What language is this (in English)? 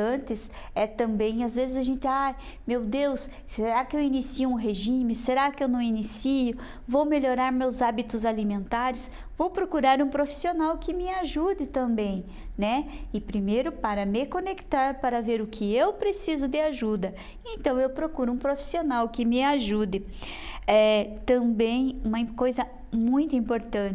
Portuguese